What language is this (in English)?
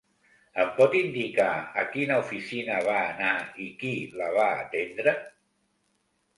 Catalan